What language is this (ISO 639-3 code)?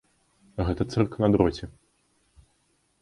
bel